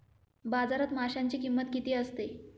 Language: Marathi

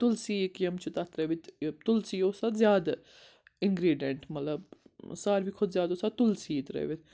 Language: Kashmiri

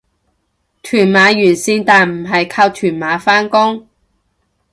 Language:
Cantonese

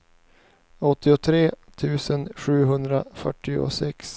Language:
Swedish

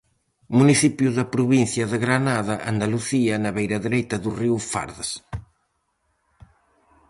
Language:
Galician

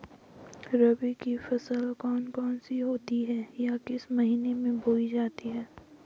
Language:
Hindi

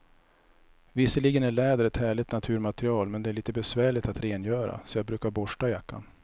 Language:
Swedish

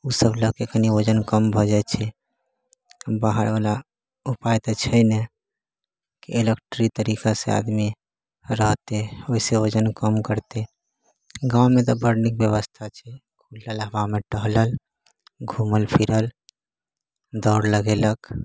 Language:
Maithili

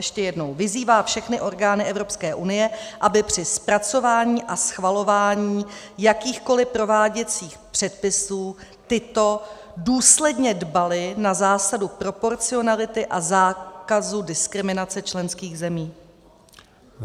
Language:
Czech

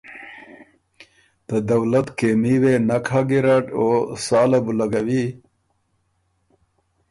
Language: Ormuri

